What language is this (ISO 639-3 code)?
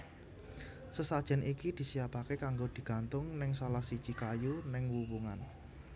jav